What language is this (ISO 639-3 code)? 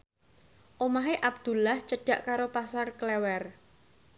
jav